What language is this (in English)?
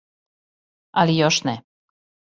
Serbian